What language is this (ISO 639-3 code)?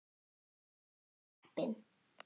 isl